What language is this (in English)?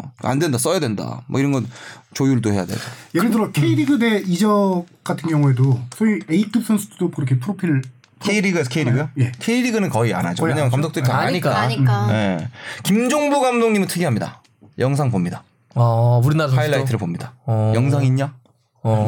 Korean